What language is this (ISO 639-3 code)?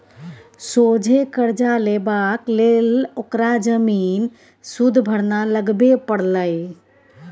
mai